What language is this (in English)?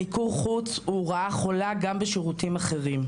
Hebrew